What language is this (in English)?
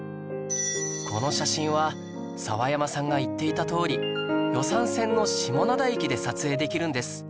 Japanese